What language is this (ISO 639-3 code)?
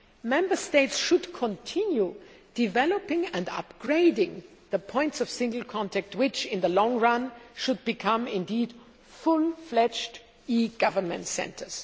eng